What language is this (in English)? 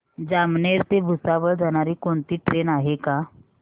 Marathi